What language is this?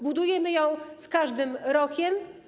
Polish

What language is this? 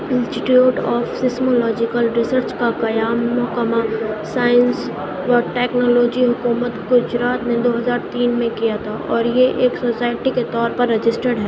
Urdu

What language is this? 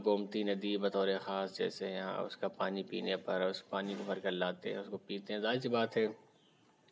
Urdu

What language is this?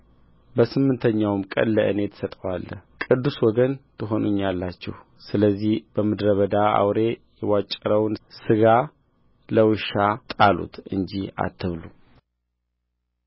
Amharic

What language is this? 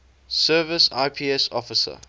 English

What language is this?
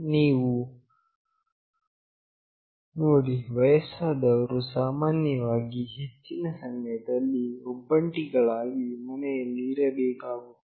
Kannada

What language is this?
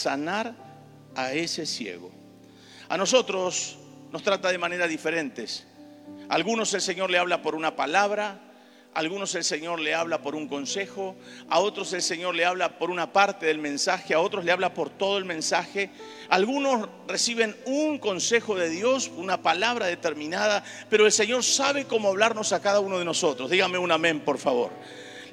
Spanish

